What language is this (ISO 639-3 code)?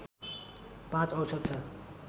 nep